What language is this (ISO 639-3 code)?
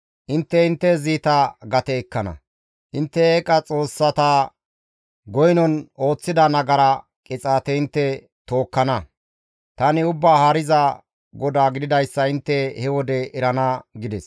gmv